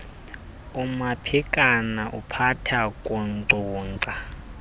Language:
Xhosa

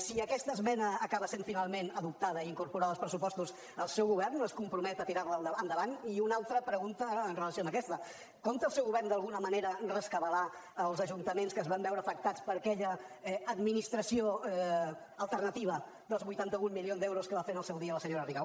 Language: Catalan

